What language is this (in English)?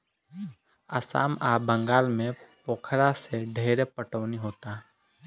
Bhojpuri